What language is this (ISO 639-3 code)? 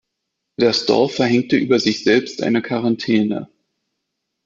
deu